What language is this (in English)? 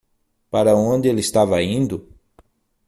Portuguese